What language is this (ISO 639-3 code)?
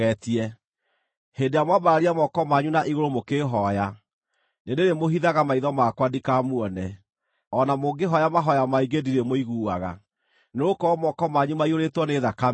kik